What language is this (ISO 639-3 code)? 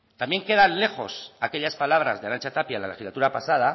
spa